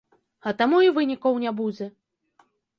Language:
Belarusian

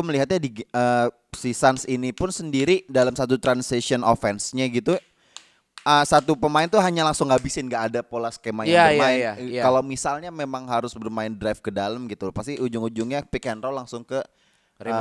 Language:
Indonesian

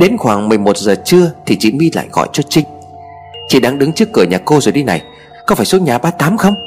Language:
Vietnamese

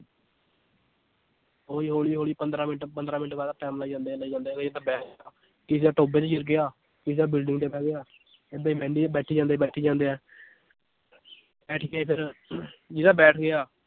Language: Punjabi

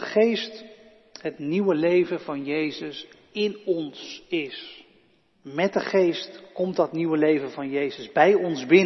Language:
Dutch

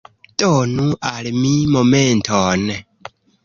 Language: Esperanto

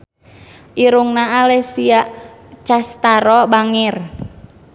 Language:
Sundanese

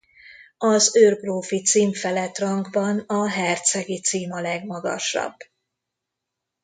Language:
Hungarian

